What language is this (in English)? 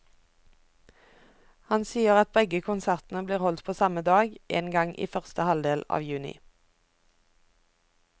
Norwegian